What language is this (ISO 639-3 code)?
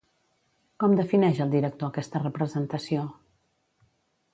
cat